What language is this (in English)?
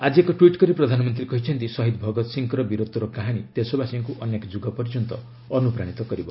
Odia